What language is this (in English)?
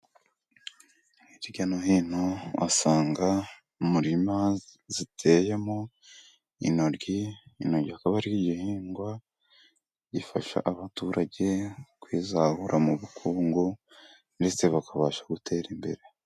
Kinyarwanda